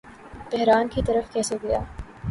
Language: Urdu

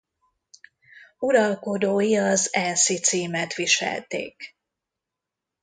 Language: Hungarian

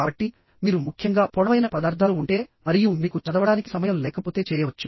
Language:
Telugu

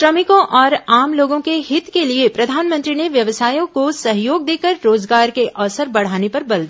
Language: Hindi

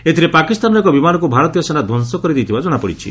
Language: Odia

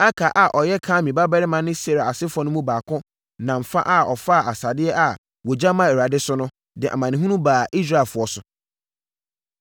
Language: Akan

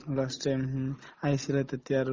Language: Assamese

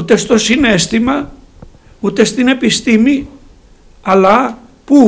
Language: Greek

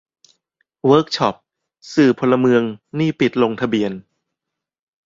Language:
Thai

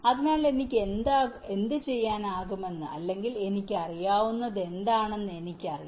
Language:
Malayalam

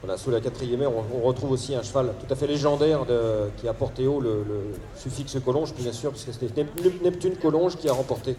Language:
French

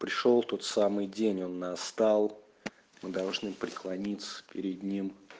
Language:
Russian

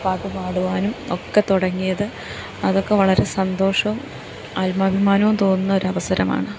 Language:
Malayalam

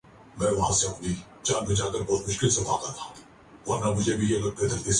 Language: Urdu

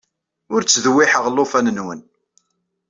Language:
Kabyle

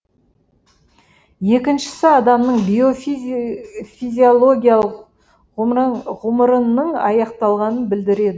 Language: Kazakh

